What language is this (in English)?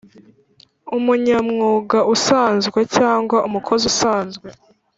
Kinyarwanda